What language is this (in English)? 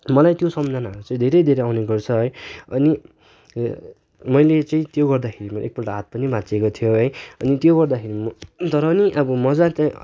Nepali